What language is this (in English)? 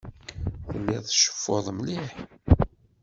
Kabyle